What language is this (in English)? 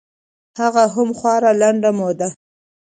Pashto